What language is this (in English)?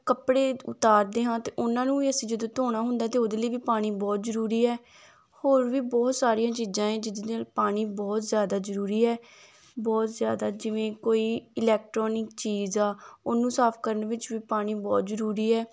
Punjabi